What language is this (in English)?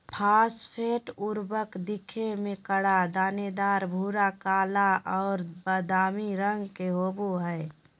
Magahi